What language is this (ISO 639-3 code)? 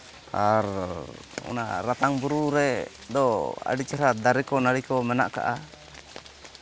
sat